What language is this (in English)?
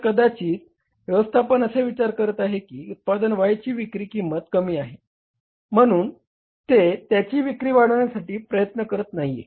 Marathi